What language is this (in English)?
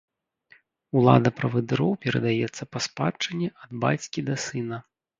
Belarusian